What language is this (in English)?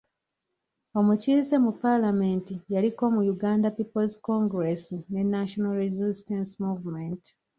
Ganda